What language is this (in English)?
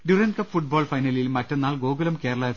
Malayalam